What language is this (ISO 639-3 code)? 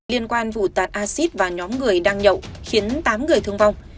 vie